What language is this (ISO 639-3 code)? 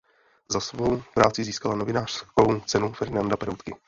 ces